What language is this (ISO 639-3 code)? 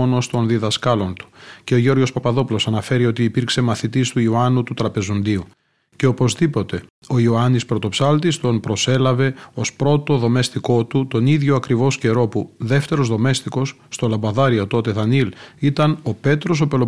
ell